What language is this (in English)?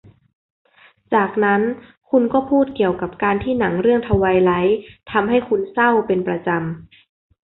Thai